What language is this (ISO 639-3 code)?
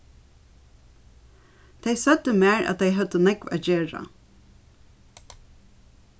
fao